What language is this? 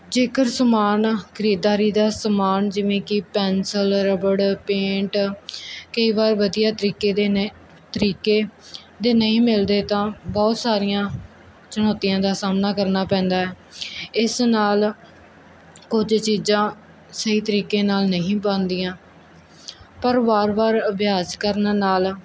Punjabi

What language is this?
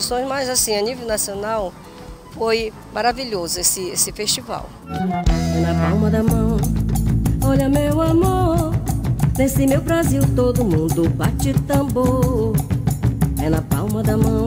Portuguese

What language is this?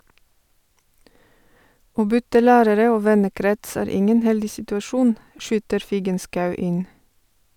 Norwegian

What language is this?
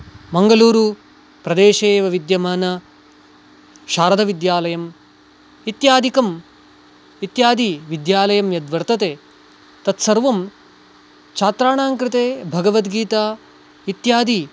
Sanskrit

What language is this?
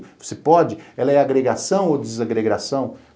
Portuguese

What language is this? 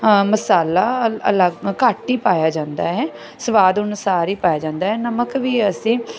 Punjabi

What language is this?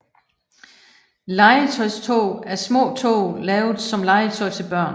Danish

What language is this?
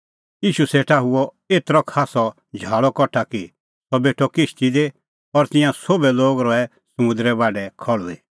Kullu Pahari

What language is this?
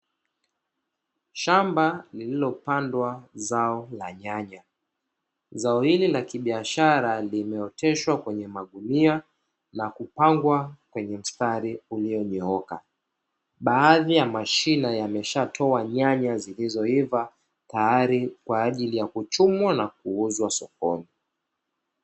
Swahili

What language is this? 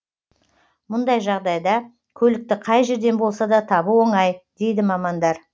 Kazakh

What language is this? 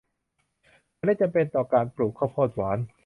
Thai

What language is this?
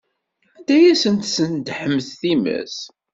Kabyle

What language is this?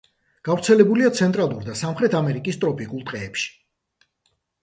Georgian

